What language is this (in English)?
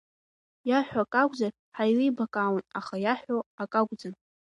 Abkhazian